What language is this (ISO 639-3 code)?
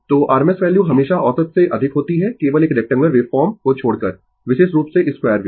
hin